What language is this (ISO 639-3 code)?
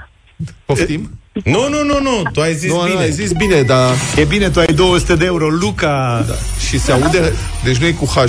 ron